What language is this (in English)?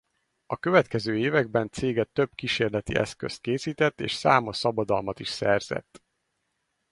Hungarian